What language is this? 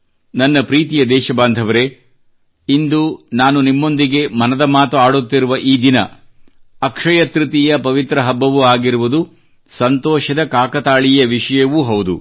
Kannada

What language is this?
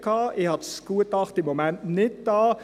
Swiss German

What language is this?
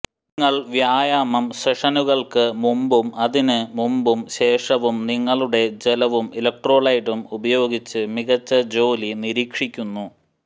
Malayalam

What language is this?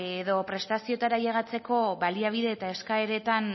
Basque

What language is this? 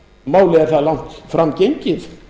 Icelandic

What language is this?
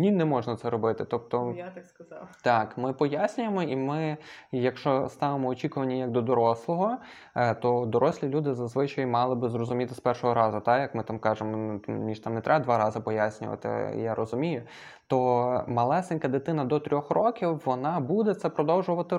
Ukrainian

